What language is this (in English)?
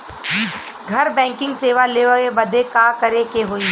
Bhojpuri